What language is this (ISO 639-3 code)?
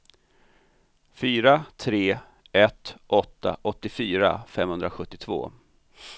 swe